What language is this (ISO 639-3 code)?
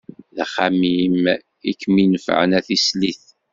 kab